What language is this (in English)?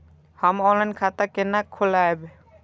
Maithili